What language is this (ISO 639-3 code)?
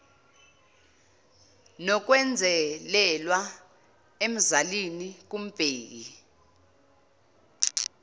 zul